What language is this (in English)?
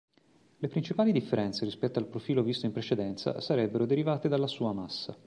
Italian